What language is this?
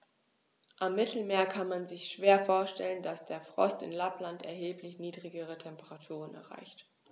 German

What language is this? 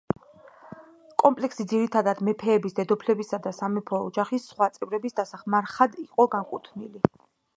Georgian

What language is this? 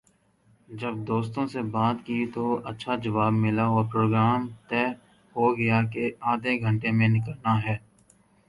Urdu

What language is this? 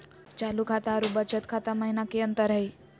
Magahi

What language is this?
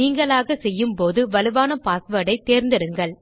Tamil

